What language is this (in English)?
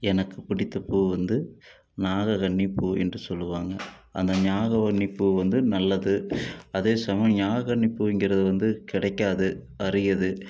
Tamil